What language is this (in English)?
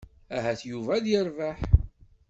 Kabyle